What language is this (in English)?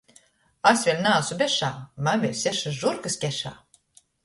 Latgalian